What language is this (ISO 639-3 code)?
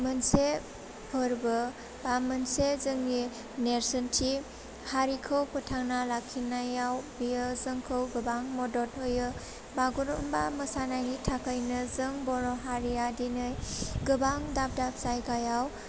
brx